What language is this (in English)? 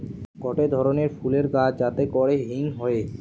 Bangla